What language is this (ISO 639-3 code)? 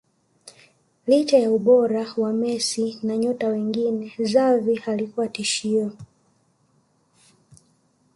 swa